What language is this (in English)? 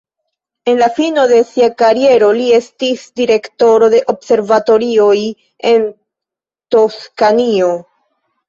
Esperanto